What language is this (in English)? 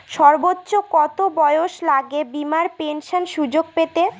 Bangla